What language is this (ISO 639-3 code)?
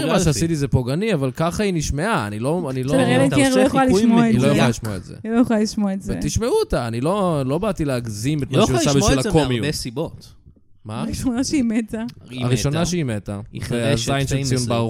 heb